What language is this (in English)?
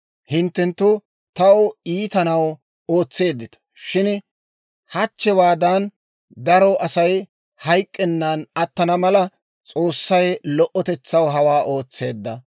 Dawro